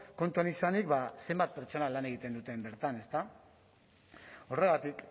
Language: Basque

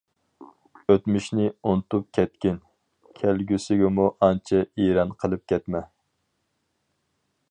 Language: Uyghur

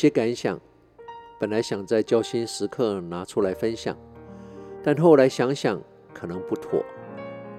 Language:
Chinese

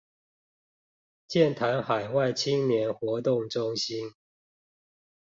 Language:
Chinese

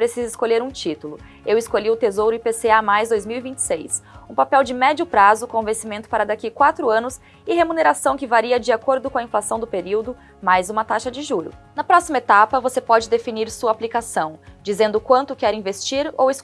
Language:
Portuguese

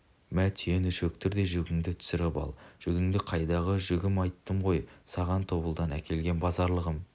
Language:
Kazakh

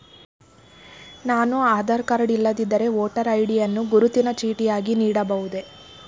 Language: Kannada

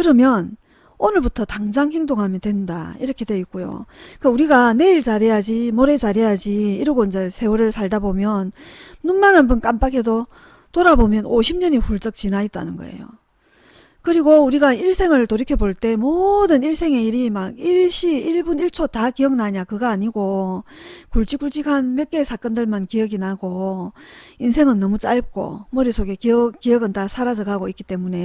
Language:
Korean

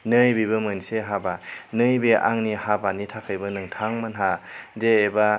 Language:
Bodo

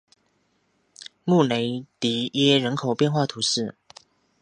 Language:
Chinese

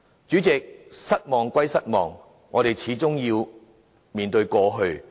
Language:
Cantonese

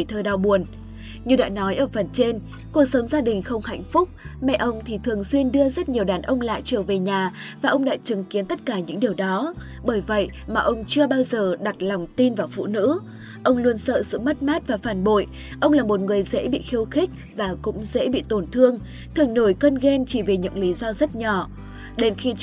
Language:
Vietnamese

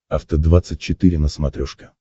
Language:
Russian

